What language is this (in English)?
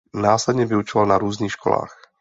Czech